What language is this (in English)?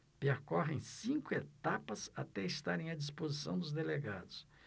Portuguese